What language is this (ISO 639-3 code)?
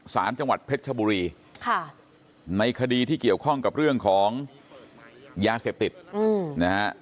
tha